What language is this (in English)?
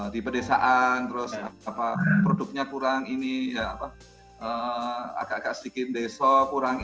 Indonesian